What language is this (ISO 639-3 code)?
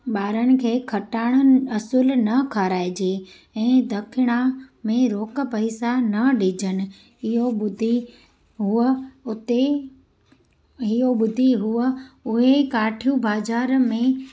snd